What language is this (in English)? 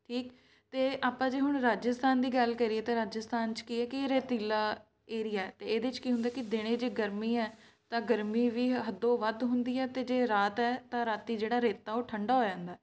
Punjabi